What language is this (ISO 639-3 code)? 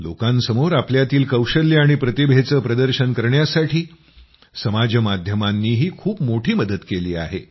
mar